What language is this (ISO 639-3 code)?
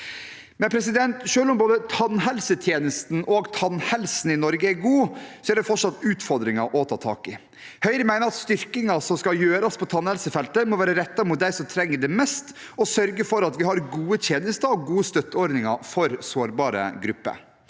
nor